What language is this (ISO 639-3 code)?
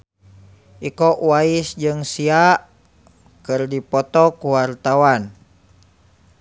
sun